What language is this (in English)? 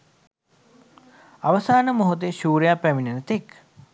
Sinhala